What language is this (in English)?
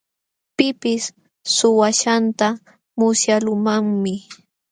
Jauja Wanca Quechua